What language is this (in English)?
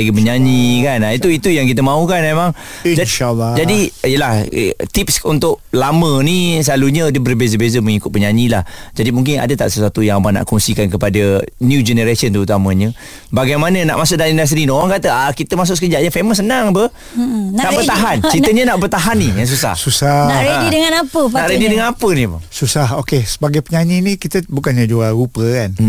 Malay